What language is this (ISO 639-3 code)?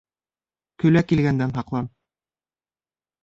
bak